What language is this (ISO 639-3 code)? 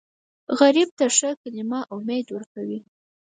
pus